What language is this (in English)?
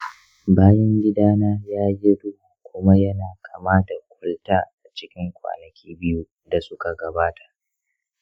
Hausa